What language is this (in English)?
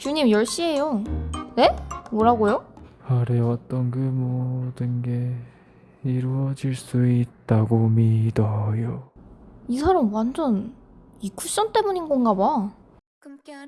Korean